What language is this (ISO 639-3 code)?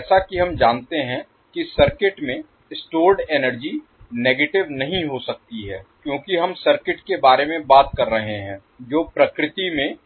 hin